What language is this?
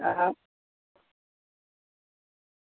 Gujarati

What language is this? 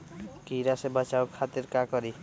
Magahi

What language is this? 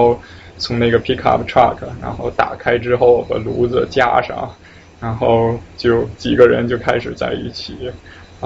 Chinese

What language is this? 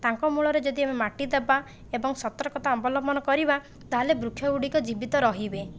Odia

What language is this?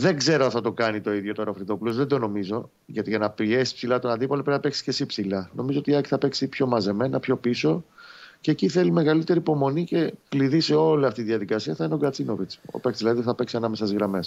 Greek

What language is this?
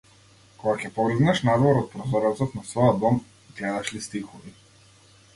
Macedonian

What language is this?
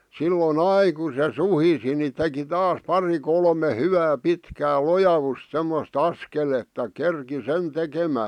Finnish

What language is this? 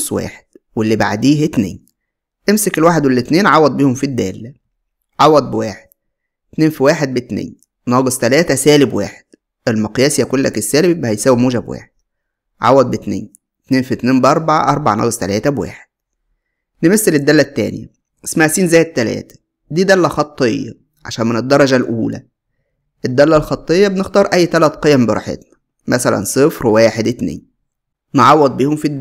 Arabic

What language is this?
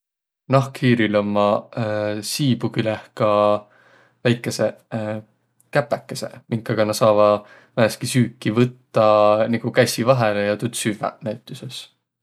Võro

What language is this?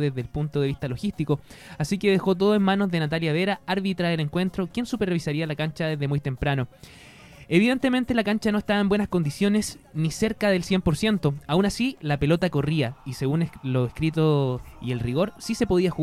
Spanish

